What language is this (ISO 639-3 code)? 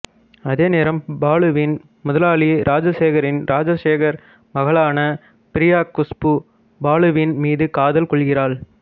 tam